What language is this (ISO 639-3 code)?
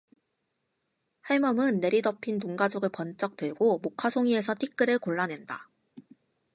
kor